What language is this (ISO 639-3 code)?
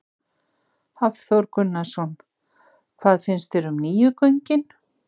isl